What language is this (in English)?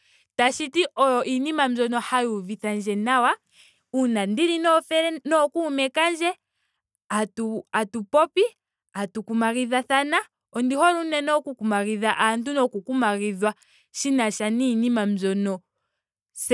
Ndonga